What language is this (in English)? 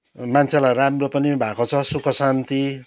Nepali